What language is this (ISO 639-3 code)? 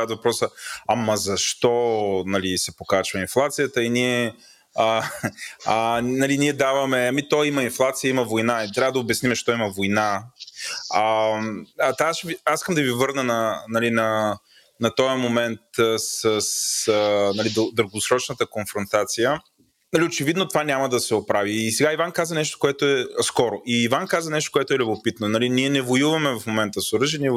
bul